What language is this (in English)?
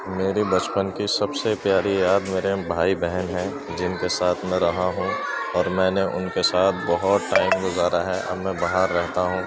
Urdu